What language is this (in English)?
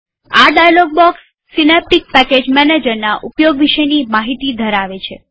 Gujarati